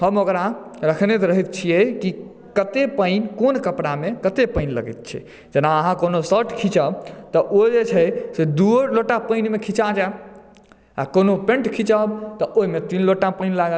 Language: Maithili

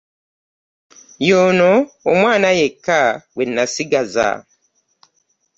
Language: Ganda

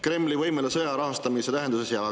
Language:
Estonian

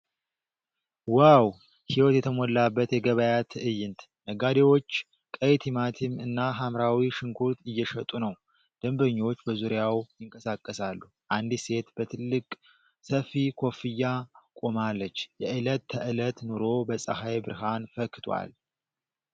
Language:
Amharic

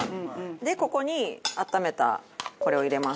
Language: Japanese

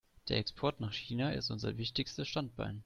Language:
German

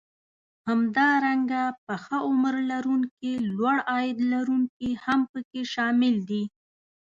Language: Pashto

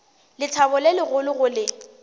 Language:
Northern Sotho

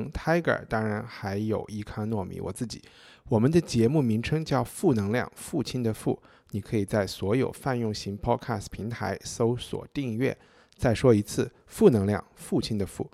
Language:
Chinese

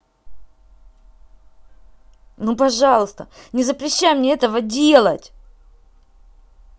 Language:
Russian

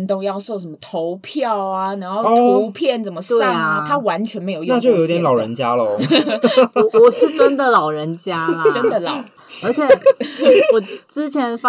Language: Chinese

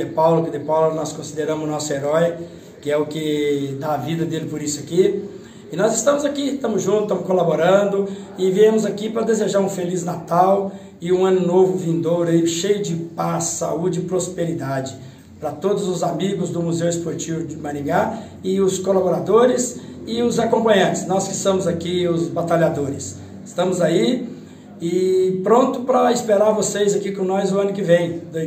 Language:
Portuguese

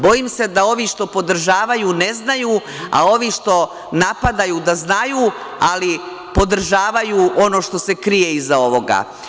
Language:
Serbian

